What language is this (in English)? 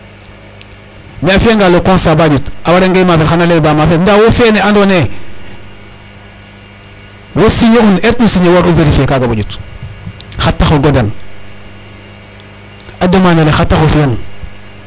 Serer